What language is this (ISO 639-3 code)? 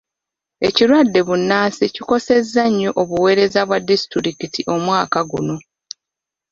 lug